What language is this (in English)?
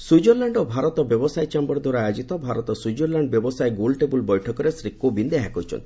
Odia